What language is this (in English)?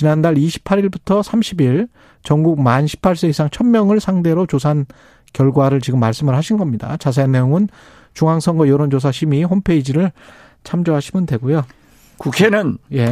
Korean